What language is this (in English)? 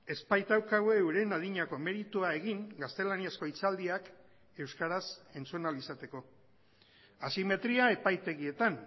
Basque